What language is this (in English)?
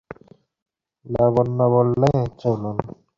Bangla